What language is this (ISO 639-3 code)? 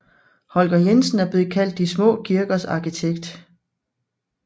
dan